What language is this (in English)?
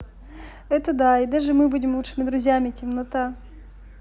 Russian